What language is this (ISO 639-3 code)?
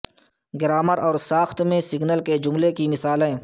urd